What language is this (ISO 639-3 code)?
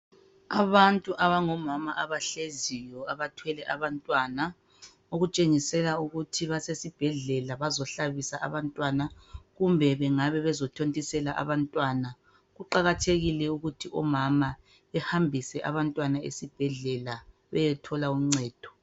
nde